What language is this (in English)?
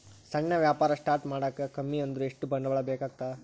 Kannada